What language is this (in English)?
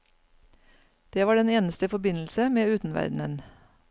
Norwegian